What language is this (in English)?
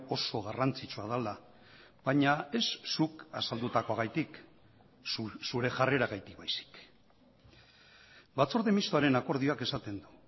Basque